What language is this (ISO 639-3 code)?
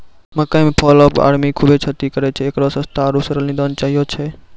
mai